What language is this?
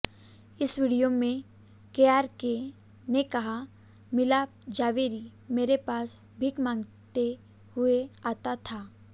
Hindi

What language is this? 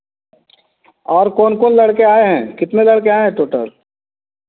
Hindi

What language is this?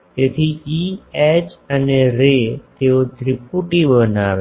Gujarati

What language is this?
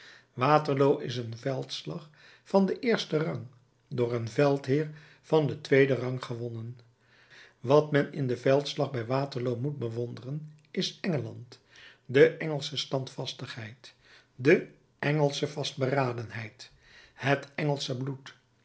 Dutch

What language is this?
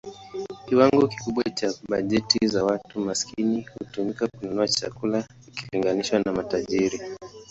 Swahili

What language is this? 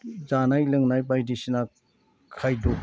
Bodo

